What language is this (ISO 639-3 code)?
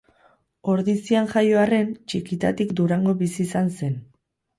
eus